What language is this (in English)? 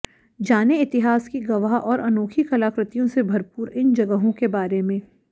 Hindi